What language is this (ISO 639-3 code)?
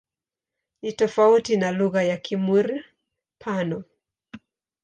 swa